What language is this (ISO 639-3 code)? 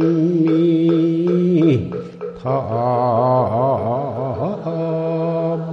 kor